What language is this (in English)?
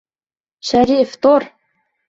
Bashkir